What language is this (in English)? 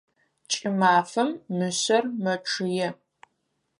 Adyghe